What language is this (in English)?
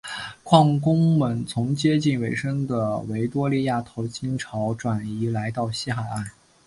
Chinese